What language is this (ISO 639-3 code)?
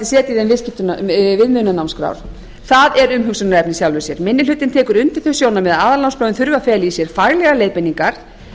isl